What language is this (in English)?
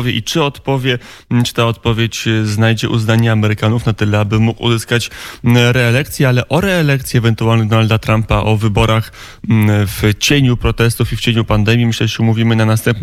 Polish